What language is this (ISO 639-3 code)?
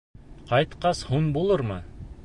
bak